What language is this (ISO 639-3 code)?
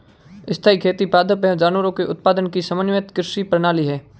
hin